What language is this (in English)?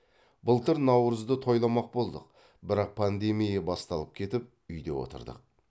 Kazakh